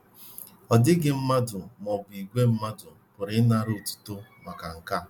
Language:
Igbo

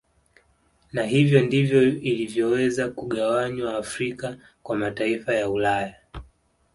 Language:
Swahili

